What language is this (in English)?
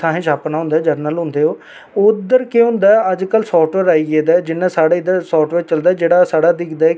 Dogri